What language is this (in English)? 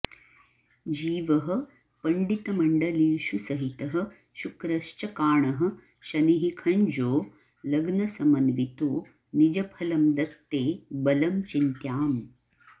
Sanskrit